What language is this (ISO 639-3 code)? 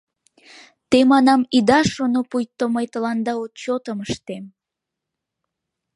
chm